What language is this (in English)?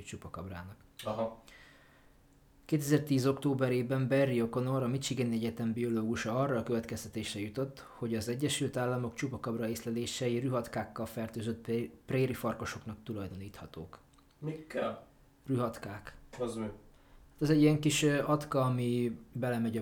Hungarian